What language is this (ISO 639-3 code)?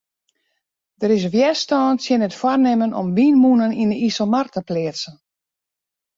fry